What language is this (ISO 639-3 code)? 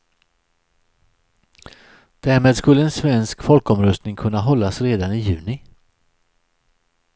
swe